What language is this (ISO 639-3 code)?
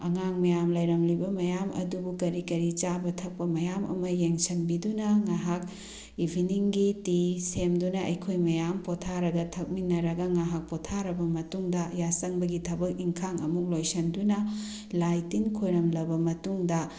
mni